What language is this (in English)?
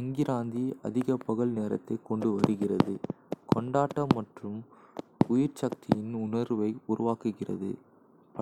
Kota (India)